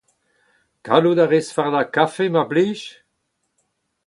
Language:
Breton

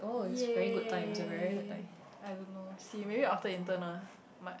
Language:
English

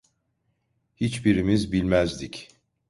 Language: Turkish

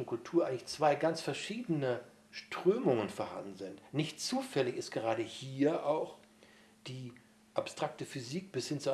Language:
German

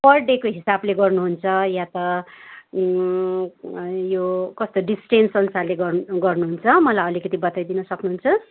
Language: Nepali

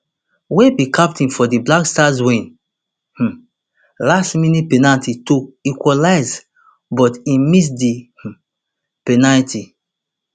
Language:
Nigerian Pidgin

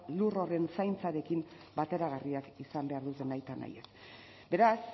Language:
Basque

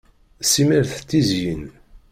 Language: Kabyle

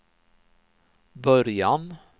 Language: Swedish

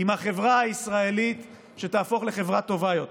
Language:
Hebrew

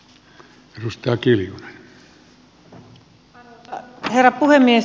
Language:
Finnish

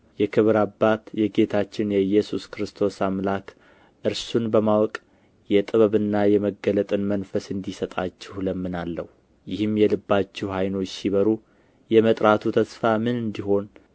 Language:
Amharic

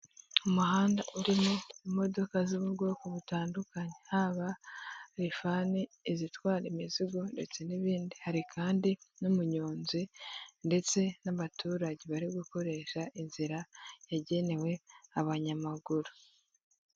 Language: Kinyarwanda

